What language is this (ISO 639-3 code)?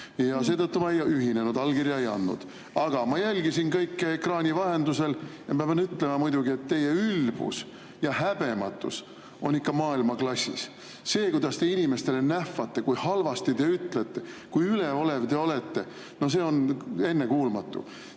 est